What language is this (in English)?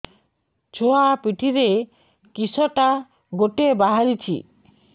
Odia